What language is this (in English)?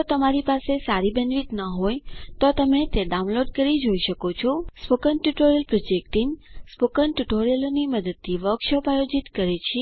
Gujarati